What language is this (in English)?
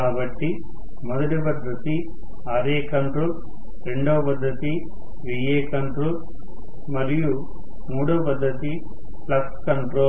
Telugu